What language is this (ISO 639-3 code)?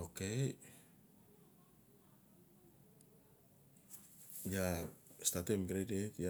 ncf